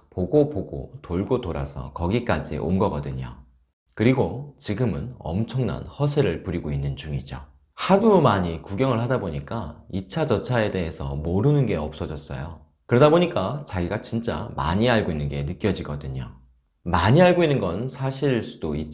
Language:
Korean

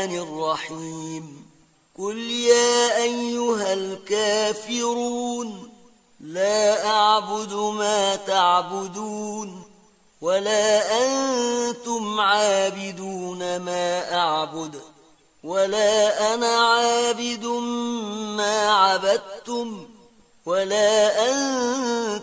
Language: Arabic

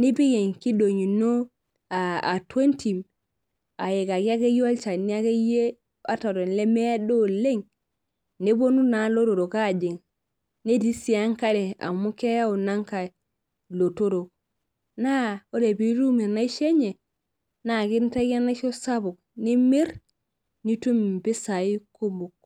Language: Masai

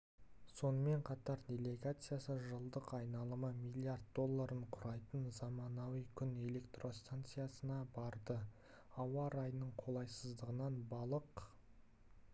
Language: Kazakh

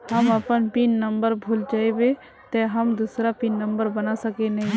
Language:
Magahi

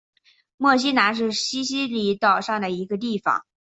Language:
Chinese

